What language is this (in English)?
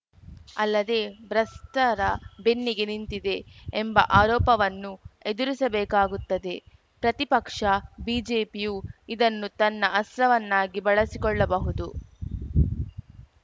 Kannada